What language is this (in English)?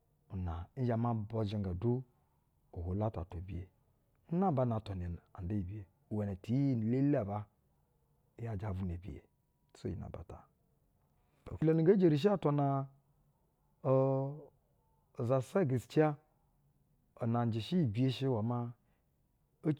Basa (Nigeria)